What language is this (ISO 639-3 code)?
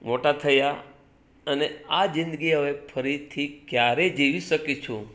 guj